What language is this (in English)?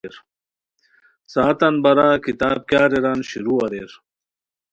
Khowar